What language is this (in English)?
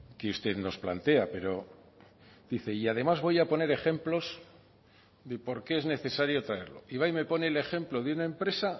Spanish